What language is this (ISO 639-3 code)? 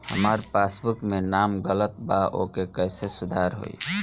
bho